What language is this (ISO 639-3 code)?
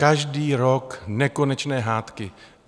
ces